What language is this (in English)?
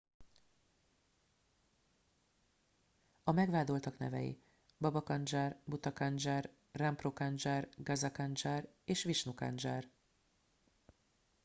Hungarian